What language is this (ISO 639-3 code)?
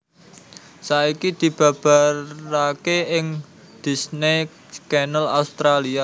jav